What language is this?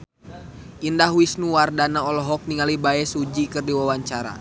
Sundanese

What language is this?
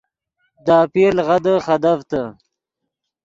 Yidgha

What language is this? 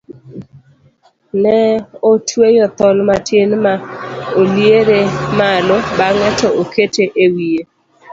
Luo (Kenya and Tanzania)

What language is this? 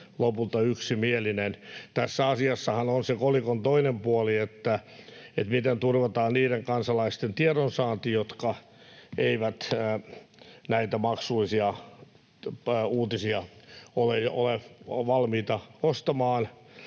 Finnish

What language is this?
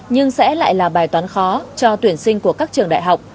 Vietnamese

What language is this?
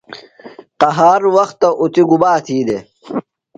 Phalura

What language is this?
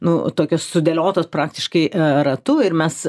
Lithuanian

